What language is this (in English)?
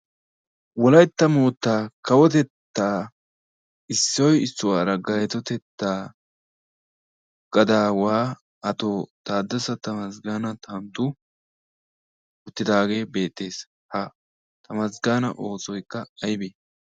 Wolaytta